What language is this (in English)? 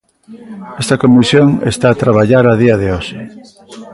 Galician